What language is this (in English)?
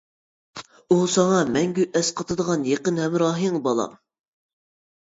Uyghur